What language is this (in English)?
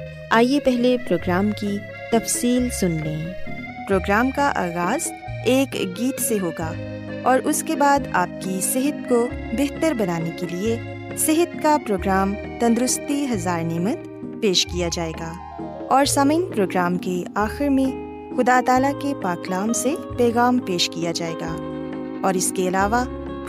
Urdu